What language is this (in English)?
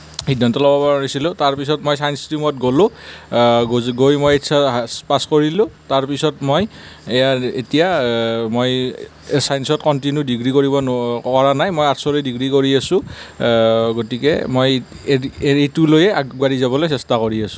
Assamese